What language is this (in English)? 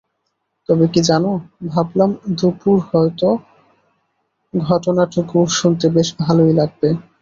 Bangla